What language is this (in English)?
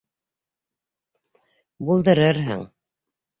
Bashkir